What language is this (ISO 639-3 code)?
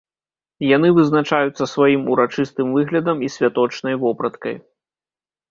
bel